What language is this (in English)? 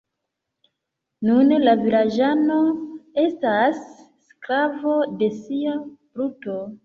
Esperanto